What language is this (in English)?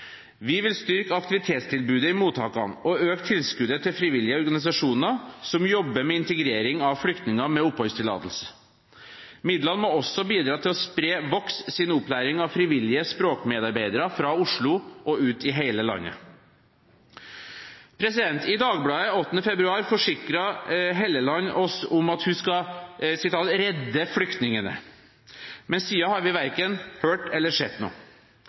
Norwegian Bokmål